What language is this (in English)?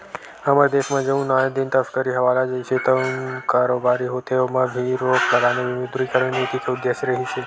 Chhattisgarhi